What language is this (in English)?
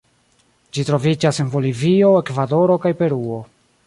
Esperanto